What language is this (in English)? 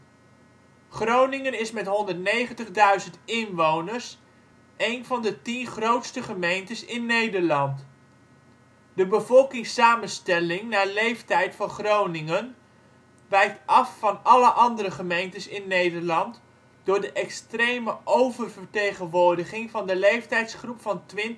Dutch